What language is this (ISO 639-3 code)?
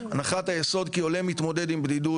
heb